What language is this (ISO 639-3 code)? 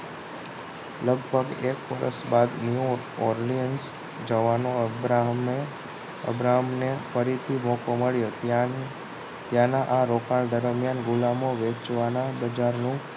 guj